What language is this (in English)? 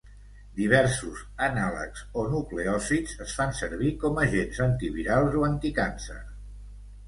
Catalan